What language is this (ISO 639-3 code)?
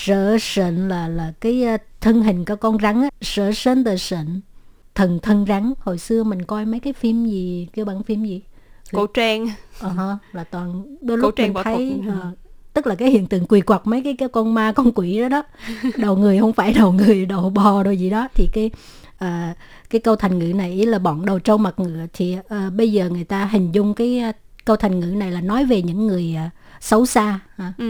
vie